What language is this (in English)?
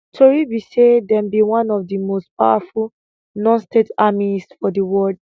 Nigerian Pidgin